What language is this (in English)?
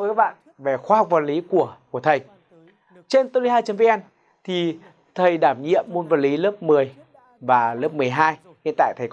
Vietnamese